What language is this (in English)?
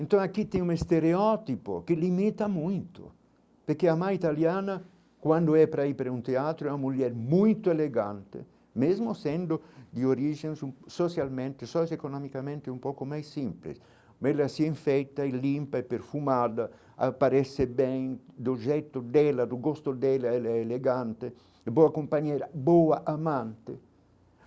Portuguese